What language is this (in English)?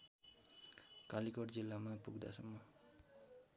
Nepali